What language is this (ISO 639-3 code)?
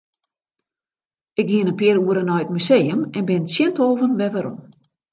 fry